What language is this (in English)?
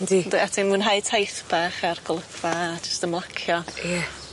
Welsh